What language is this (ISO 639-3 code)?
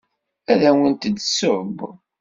kab